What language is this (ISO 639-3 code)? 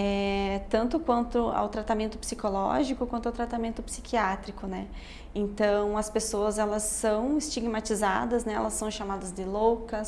por